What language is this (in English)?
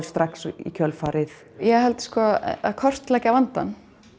Icelandic